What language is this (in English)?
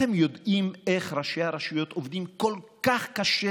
Hebrew